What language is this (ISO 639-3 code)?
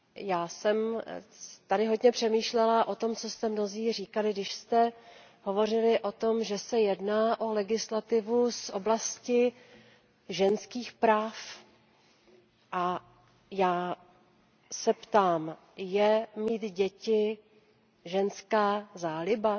ces